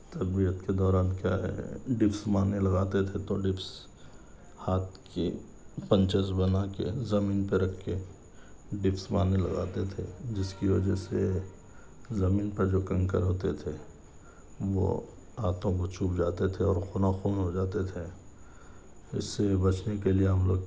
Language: Urdu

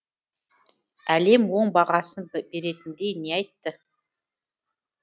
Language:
Kazakh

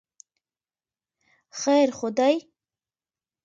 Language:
Pashto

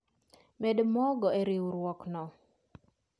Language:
Luo (Kenya and Tanzania)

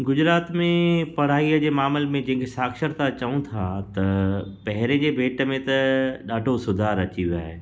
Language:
Sindhi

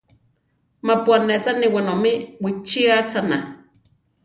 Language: Central Tarahumara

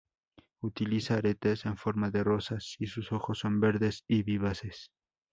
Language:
Spanish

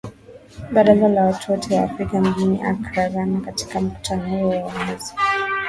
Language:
Swahili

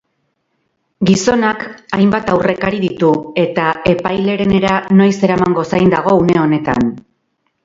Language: Basque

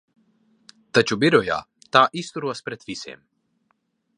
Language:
Latvian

